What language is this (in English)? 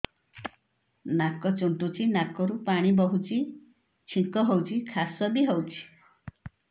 Odia